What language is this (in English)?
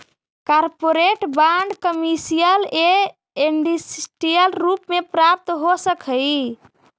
Magahi